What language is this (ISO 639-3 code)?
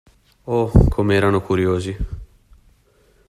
ita